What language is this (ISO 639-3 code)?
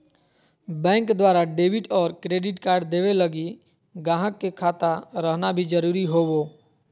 mag